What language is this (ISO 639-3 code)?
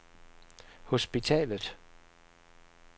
dan